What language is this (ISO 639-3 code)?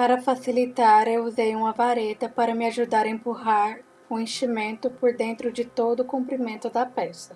por